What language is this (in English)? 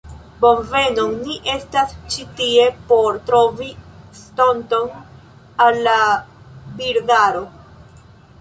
Esperanto